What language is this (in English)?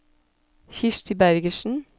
Norwegian